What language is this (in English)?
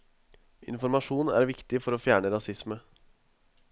Norwegian